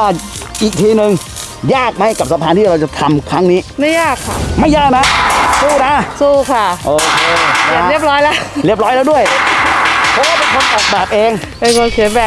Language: Thai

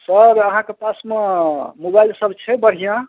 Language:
Maithili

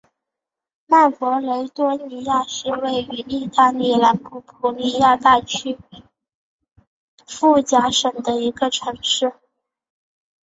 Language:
Chinese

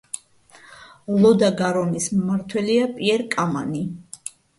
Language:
Georgian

